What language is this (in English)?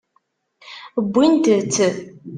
Kabyle